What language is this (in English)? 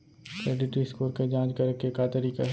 Chhattisgarhi